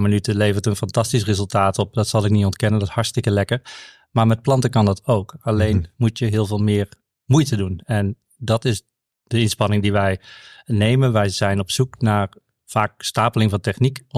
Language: Dutch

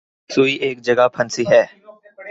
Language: Urdu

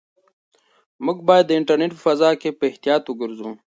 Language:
Pashto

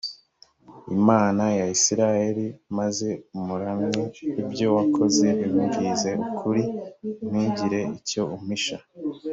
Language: Kinyarwanda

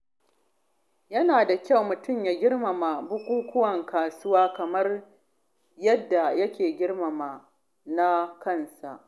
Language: Hausa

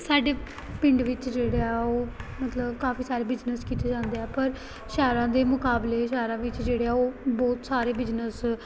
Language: Punjabi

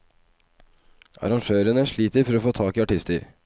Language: Norwegian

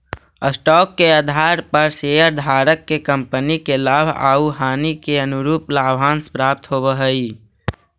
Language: Magahi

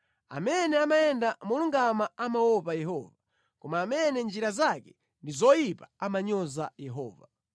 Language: Nyanja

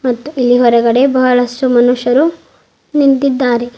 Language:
Kannada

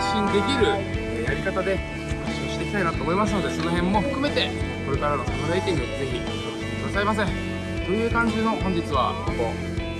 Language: Japanese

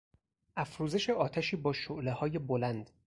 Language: Persian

